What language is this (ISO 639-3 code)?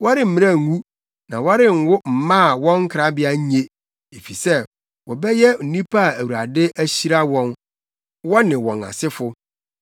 aka